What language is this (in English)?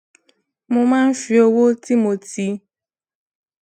Yoruba